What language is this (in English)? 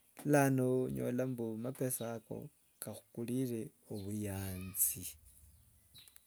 Wanga